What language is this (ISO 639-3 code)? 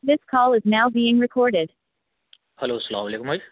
urd